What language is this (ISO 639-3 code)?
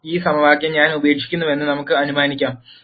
mal